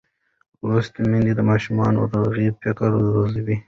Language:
Pashto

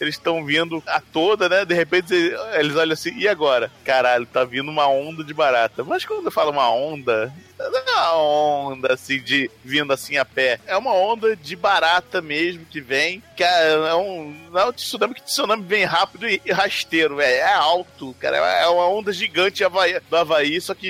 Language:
Portuguese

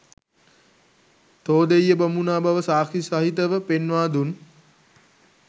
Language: Sinhala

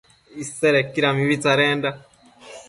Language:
Matsés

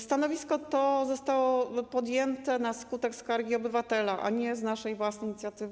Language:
Polish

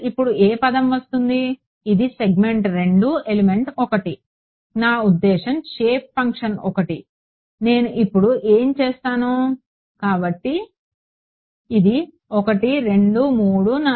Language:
Telugu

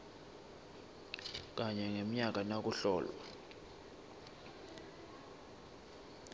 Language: Swati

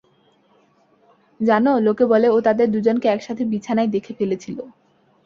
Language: Bangla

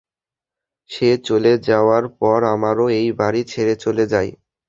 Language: Bangla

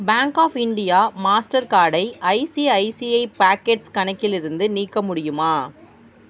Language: Tamil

